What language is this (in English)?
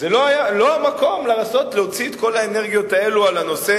Hebrew